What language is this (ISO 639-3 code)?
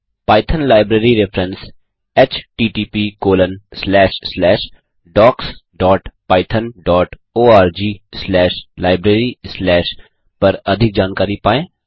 hin